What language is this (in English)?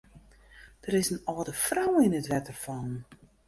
Western Frisian